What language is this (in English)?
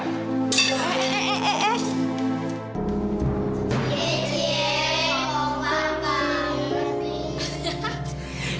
Indonesian